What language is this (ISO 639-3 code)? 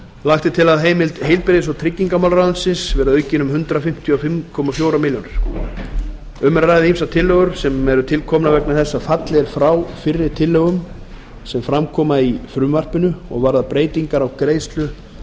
isl